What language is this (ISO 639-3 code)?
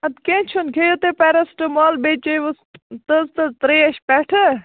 kas